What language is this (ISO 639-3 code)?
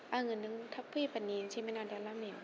brx